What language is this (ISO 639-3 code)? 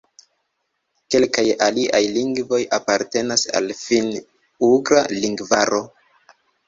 epo